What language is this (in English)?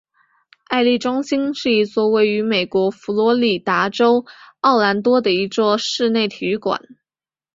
Chinese